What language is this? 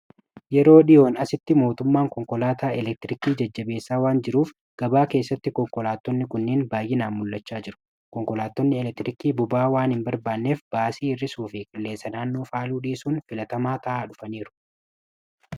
Oromo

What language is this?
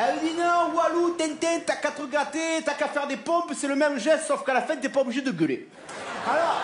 French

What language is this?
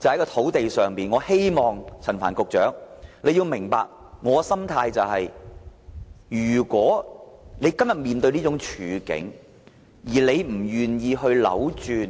Cantonese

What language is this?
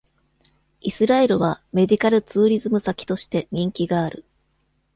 Japanese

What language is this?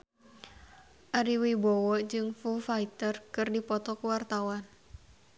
Sundanese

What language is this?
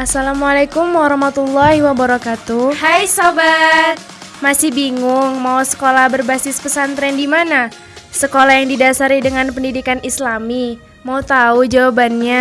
Indonesian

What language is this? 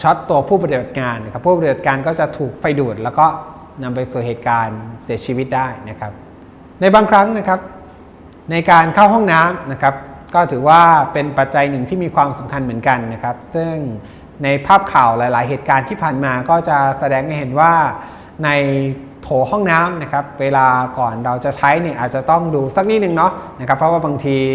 Thai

